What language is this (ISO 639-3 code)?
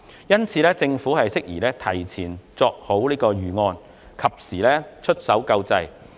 yue